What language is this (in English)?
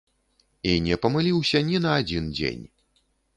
Belarusian